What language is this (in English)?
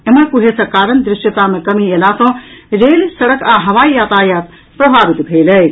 Maithili